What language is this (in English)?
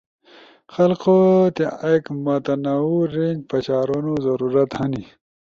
Ushojo